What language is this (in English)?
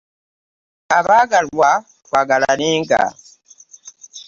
Ganda